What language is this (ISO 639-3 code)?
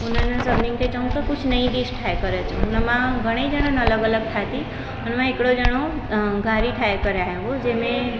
snd